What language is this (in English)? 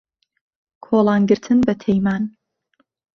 Central Kurdish